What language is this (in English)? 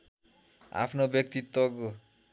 Nepali